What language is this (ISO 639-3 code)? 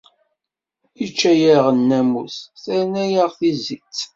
kab